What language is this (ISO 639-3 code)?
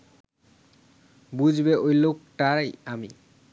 ben